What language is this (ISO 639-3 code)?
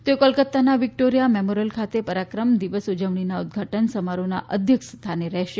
guj